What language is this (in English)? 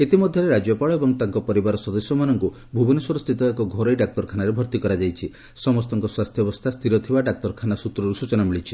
Odia